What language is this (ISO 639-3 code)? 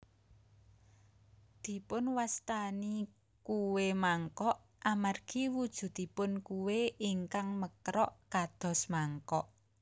jav